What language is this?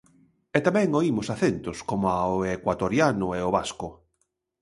Galician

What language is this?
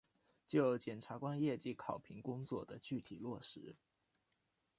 Chinese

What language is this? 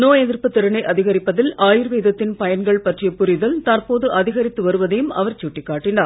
Tamil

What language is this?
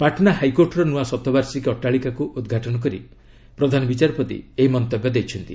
Odia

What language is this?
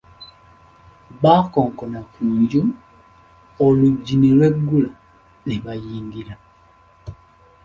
Ganda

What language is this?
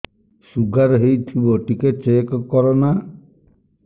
Odia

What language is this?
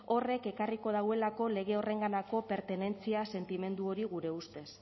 Basque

